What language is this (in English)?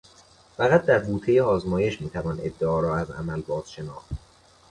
Persian